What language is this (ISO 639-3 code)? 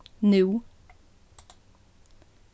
fao